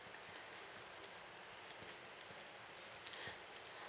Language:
English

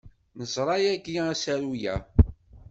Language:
Kabyle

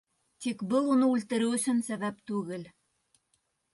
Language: Bashkir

